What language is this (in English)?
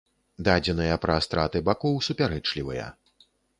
Belarusian